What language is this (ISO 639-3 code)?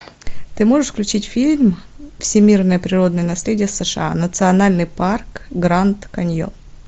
rus